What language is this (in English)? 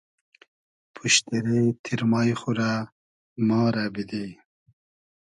Hazaragi